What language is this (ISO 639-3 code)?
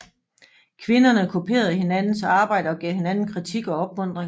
dan